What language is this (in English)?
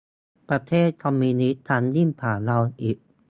Thai